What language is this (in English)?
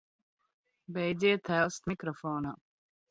Latvian